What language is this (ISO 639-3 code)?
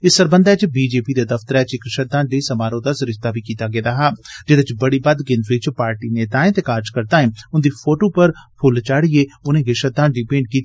doi